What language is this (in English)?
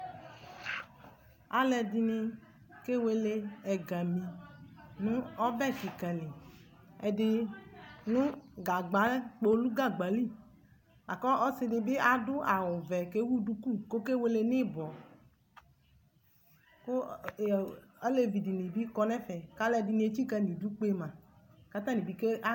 Ikposo